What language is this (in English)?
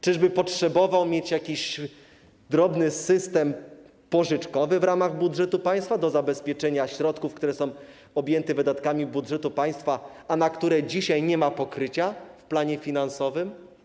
Polish